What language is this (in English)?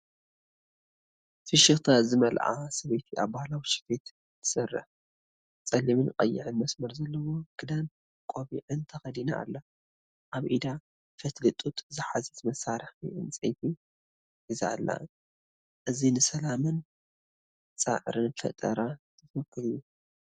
Tigrinya